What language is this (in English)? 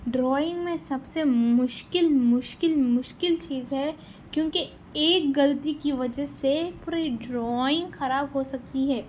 Urdu